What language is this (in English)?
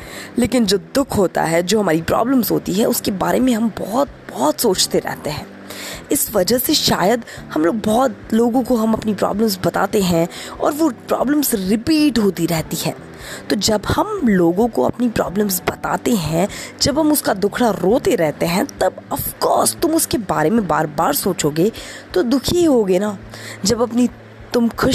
Hindi